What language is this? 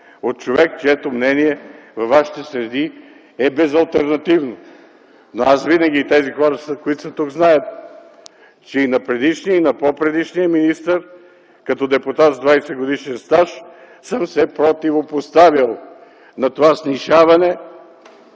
Bulgarian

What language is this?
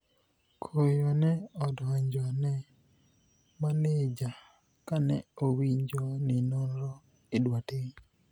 Luo (Kenya and Tanzania)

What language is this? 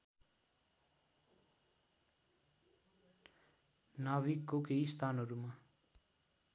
Nepali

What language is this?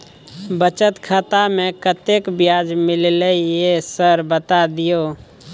Maithili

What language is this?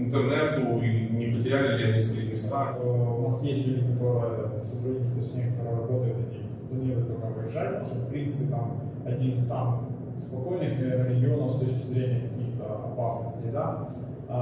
Russian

